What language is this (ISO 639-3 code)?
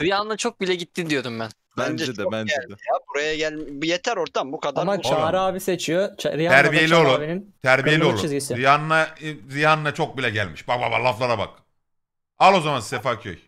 tur